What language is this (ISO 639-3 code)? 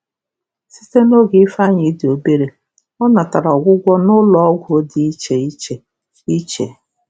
ibo